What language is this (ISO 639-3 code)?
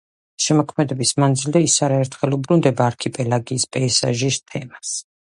kat